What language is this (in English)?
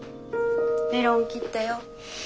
Japanese